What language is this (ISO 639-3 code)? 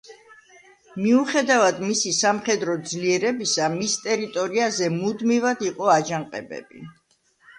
kat